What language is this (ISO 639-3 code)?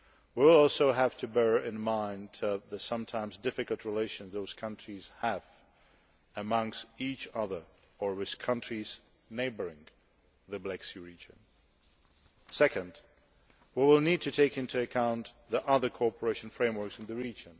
eng